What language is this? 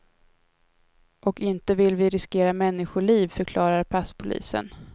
Swedish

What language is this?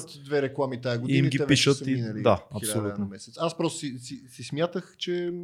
Bulgarian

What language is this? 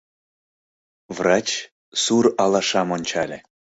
Mari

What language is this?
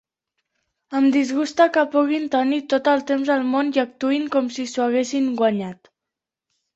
Catalan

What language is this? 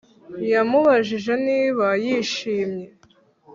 Kinyarwanda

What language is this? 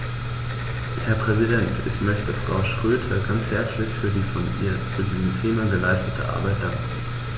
German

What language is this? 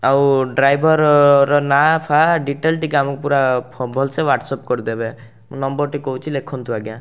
Odia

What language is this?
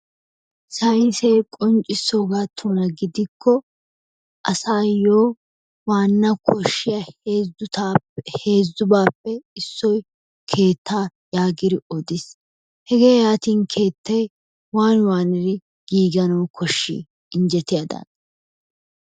Wolaytta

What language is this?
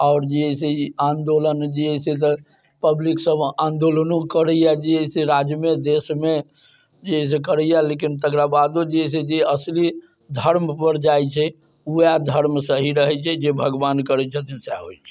Maithili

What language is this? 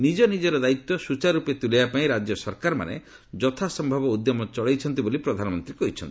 Odia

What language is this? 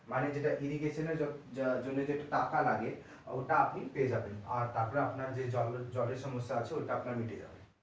Bangla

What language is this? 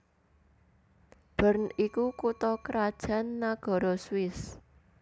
Javanese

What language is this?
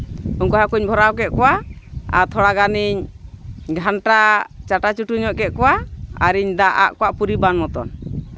Santali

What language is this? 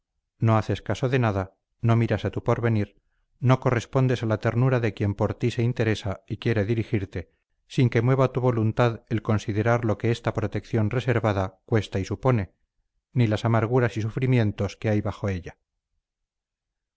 Spanish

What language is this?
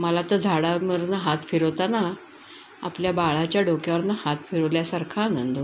Marathi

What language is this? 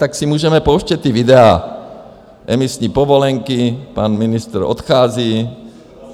Czech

